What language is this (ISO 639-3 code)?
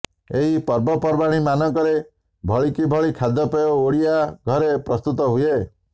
ori